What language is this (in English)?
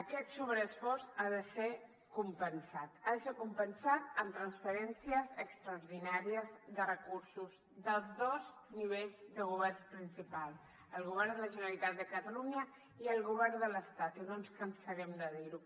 Catalan